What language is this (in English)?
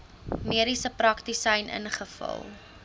Afrikaans